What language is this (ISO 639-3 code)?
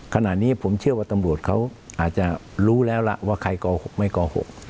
tha